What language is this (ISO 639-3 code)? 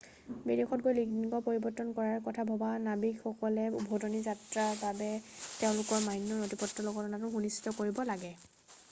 asm